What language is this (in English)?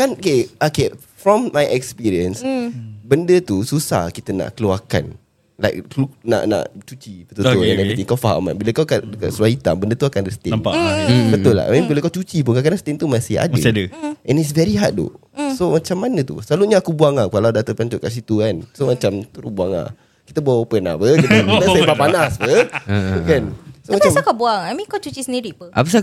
Malay